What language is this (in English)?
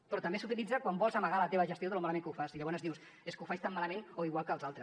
Catalan